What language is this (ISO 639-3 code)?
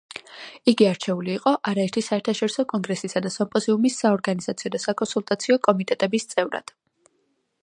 kat